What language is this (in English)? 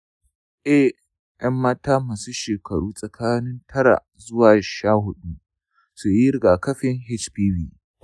Hausa